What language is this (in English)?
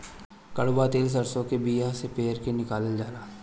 Bhojpuri